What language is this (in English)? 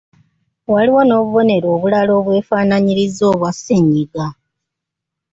Ganda